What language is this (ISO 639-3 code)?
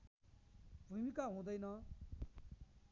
nep